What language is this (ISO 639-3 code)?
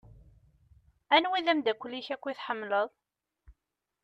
kab